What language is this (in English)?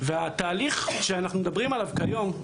Hebrew